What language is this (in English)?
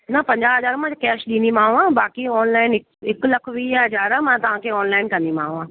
Sindhi